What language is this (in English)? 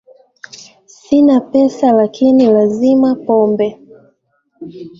Swahili